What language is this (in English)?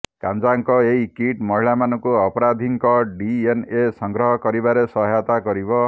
Odia